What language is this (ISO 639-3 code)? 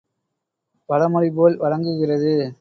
tam